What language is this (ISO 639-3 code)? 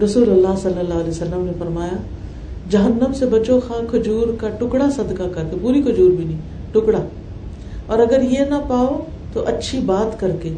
urd